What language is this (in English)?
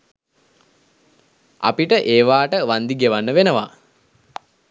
Sinhala